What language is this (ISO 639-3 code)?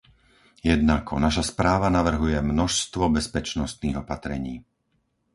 slk